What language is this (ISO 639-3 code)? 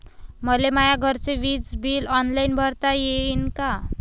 mar